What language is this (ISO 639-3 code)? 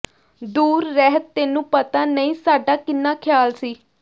pan